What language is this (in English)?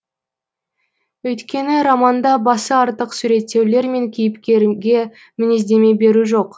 Kazakh